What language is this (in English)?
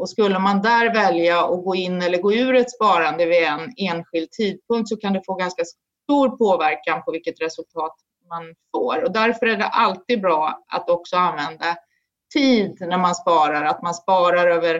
Swedish